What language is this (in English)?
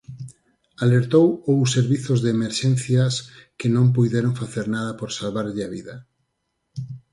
Galician